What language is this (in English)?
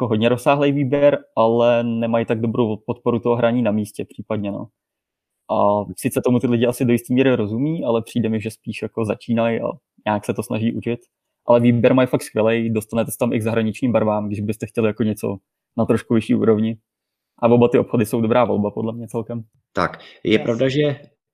Czech